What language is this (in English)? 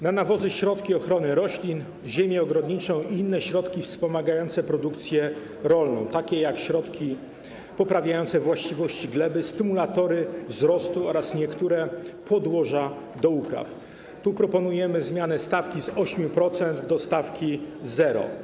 Polish